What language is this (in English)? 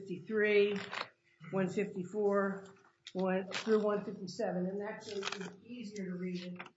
English